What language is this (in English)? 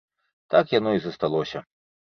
Belarusian